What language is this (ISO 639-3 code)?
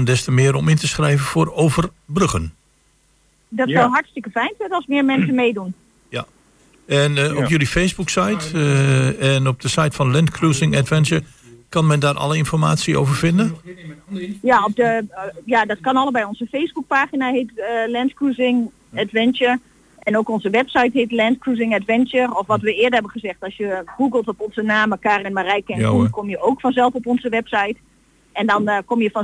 nld